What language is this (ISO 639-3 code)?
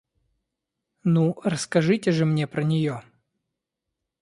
rus